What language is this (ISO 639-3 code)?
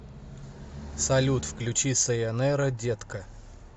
rus